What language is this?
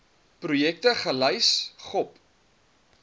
Afrikaans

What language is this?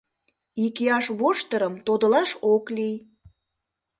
Mari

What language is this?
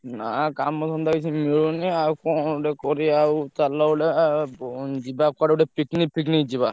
Odia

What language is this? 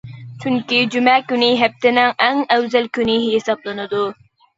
Uyghur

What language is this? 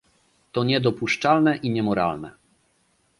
Polish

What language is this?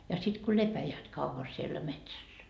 Finnish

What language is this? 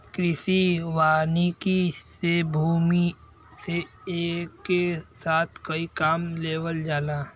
Bhojpuri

